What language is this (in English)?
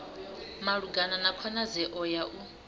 Venda